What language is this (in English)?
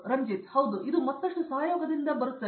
Kannada